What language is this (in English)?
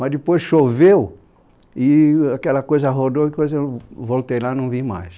Portuguese